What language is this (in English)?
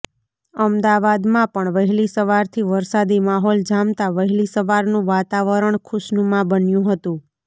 Gujarati